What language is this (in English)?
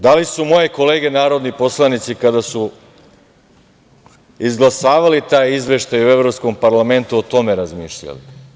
Serbian